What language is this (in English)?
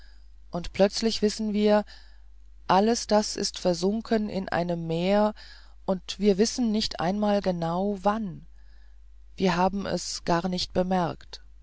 German